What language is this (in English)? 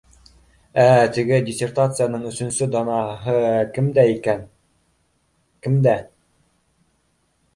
Bashkir